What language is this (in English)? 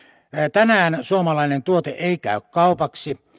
Finnish